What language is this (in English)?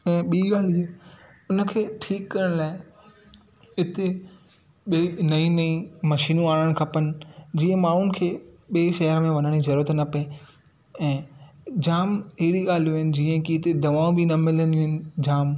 Sindhi